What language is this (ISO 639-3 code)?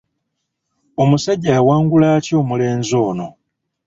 lug